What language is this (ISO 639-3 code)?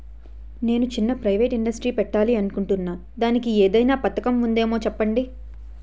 tel